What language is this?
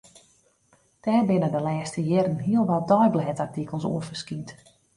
Western Frisian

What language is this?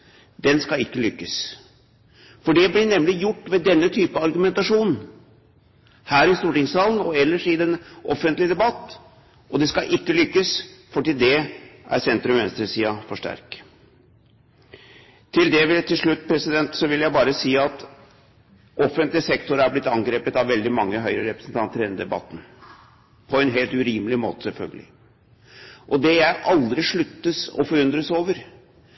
Norwegian Bokmål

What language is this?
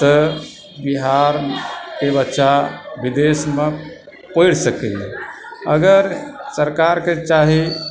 Maithili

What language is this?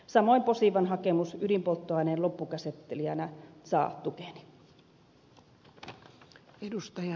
Finnish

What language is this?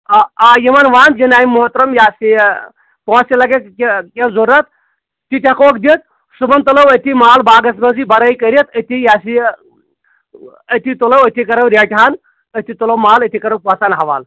Kashmiri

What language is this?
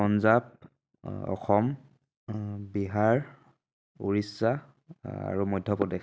Assamese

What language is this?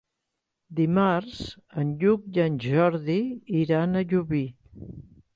Catalan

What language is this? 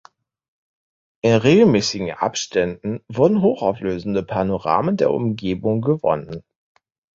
German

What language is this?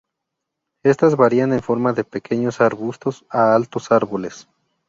Spanish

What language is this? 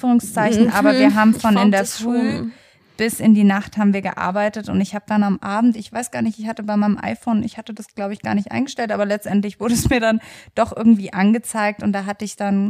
German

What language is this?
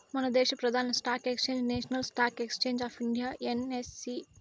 Telugu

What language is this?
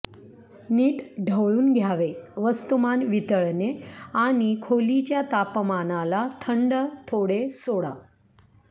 Marathi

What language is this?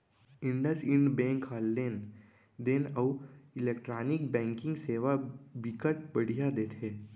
Chhattisgarhi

